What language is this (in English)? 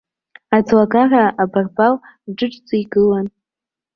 Abkhazian